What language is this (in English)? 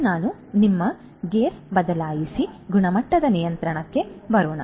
Kannada